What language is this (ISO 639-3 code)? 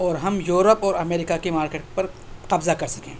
urd